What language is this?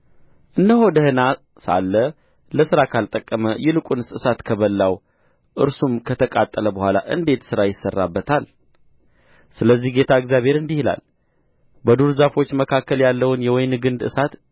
Amharic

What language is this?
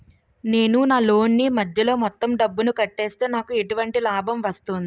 Telugu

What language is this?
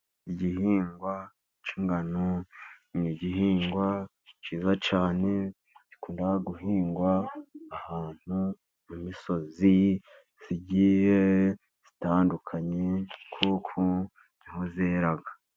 Kinyarwanda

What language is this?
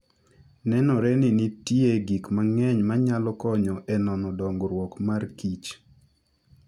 Luo (Kenya and Tanzania)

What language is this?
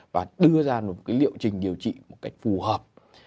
Vietnamese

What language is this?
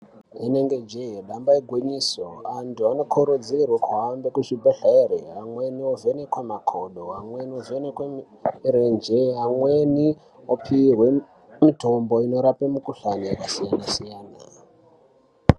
Ndau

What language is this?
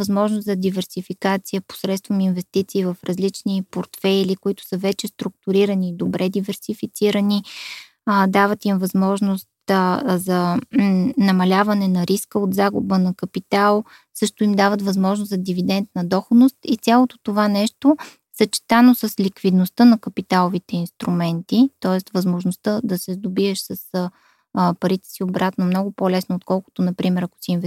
Bulgarian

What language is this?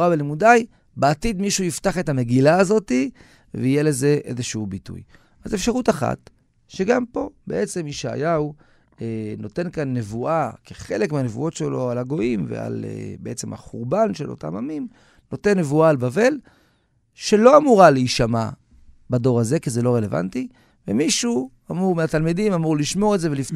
Hebrew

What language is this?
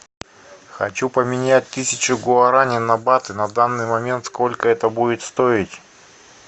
Russian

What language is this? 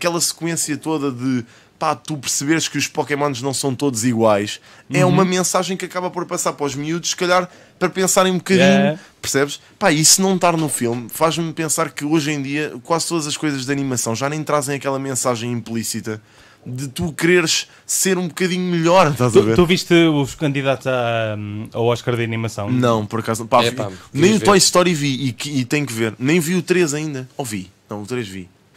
Portuguese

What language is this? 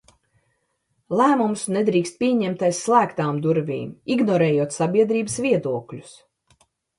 Latvian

